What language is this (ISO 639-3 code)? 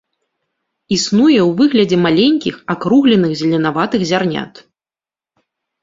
bel